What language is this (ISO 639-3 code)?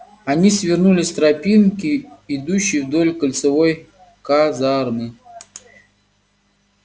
rus